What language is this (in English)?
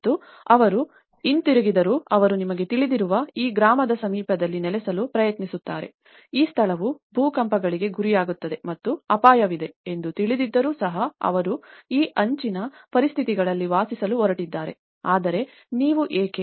Kannada